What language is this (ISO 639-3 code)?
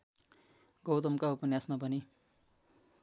nep